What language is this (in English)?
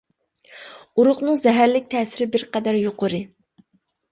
Uyghur